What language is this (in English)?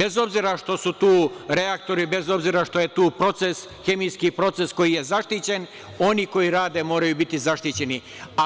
Serbian